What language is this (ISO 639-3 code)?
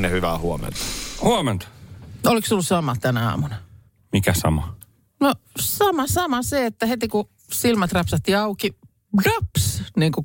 fin